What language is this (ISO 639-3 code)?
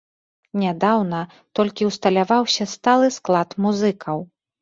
bel